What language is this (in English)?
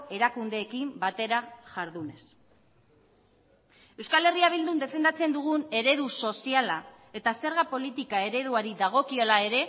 Basque